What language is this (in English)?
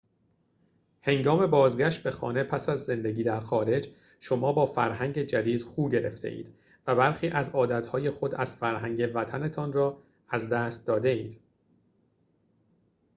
Persian